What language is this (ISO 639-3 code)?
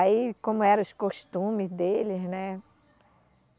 por